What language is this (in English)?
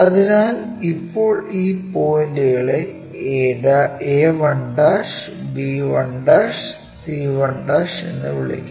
Malayalam